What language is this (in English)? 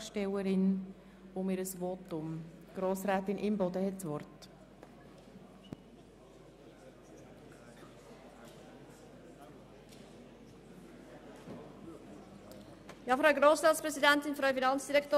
Swiss German